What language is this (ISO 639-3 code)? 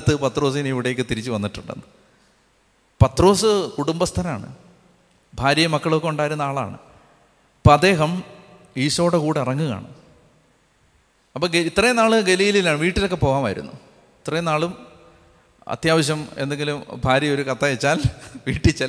mal